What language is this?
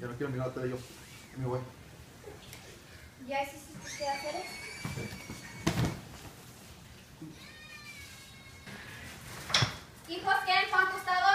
Spanish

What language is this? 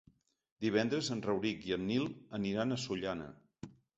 Catalan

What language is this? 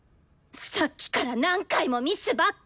Japanese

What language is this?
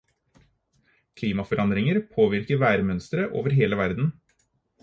Norwegian Bokmål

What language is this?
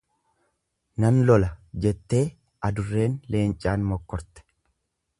Oromo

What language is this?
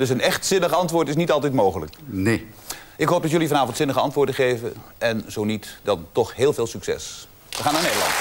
Dutch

